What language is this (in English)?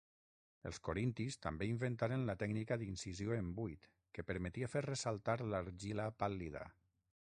Catalan